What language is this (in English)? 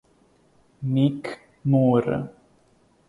Italian